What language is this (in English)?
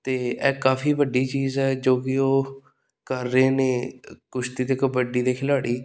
Punjabi